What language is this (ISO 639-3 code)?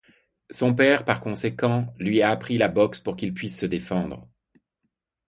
fra